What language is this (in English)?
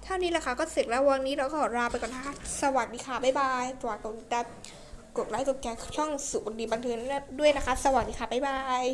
Thai